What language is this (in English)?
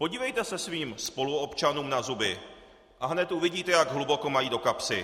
Czech